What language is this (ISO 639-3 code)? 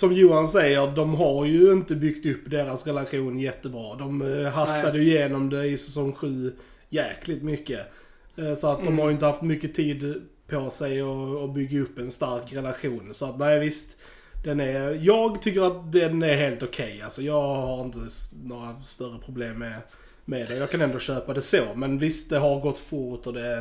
swe